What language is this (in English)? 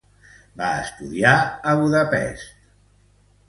Catalan